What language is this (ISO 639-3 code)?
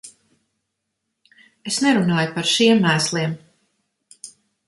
lav